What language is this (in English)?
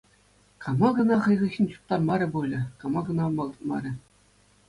Chuvash